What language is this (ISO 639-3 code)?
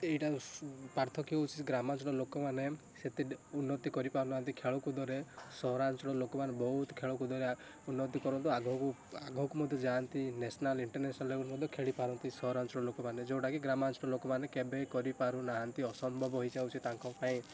ori